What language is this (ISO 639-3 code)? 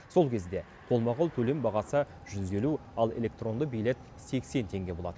kaz